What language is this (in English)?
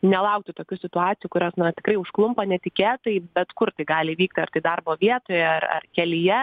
Lithuanian